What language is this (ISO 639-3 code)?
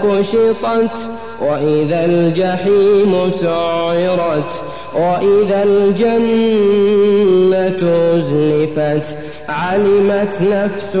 ara